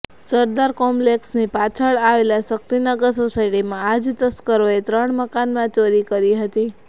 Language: Gujarati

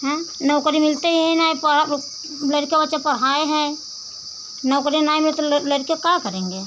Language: Hindi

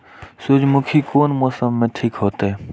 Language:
Maithili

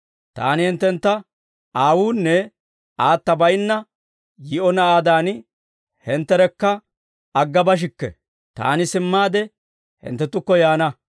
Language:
Dawro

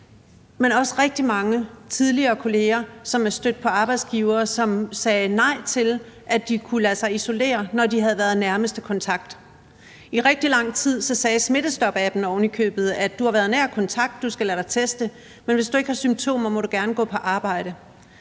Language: Danish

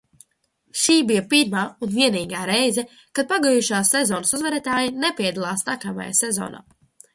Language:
Latvian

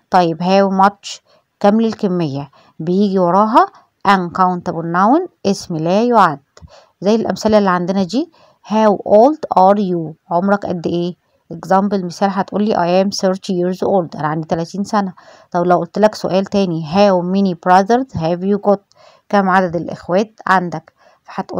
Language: Arabic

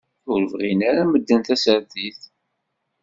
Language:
Kabyle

